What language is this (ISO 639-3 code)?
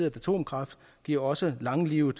dan